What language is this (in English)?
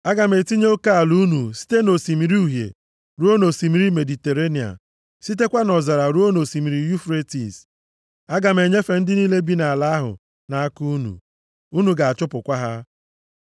Igbo